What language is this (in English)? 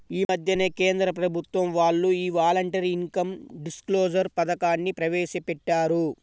Telugu